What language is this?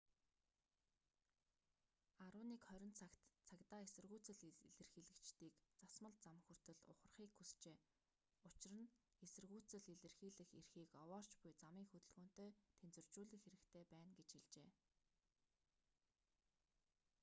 Mongolian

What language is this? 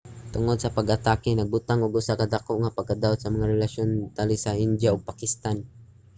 Cebuano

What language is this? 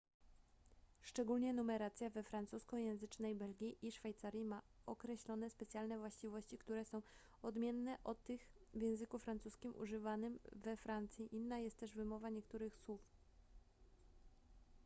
Polish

